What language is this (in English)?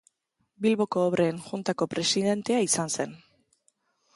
Basque